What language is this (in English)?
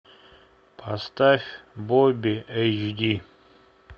Russian